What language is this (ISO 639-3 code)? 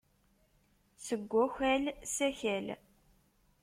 kab